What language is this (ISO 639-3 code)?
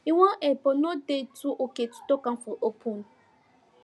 pcm